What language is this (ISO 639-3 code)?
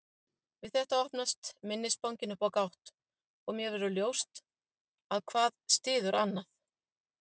isl